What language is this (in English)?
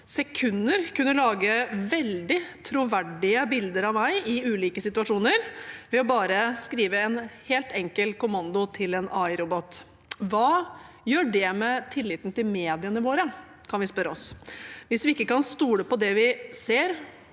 Norwegian